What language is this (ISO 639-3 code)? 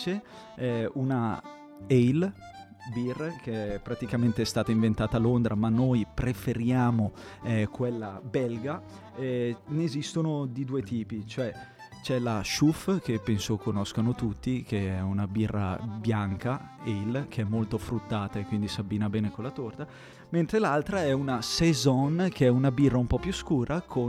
ita